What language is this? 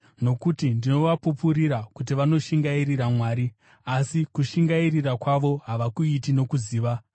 Shona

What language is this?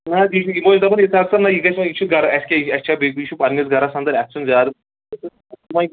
Kashmiri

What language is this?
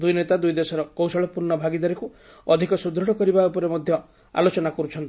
Odia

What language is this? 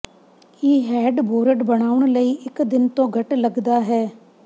Punjabi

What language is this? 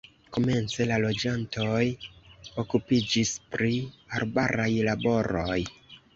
Esperanto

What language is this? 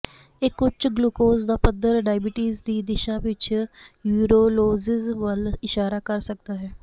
Punjabi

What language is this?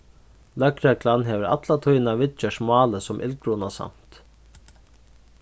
Faroese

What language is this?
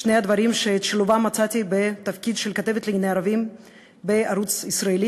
Hebrew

